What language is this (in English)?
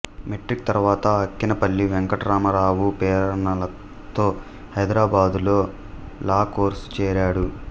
Telugu